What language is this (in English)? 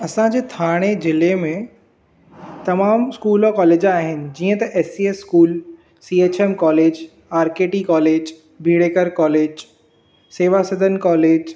Sindhi